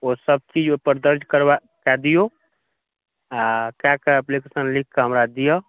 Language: Maithili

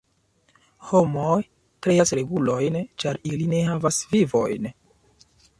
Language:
Esperanto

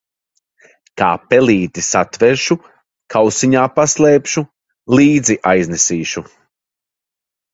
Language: Latvian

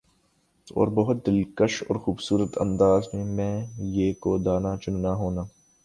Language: Urdu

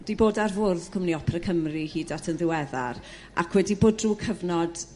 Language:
Welsh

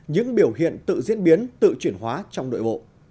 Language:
Vietnamese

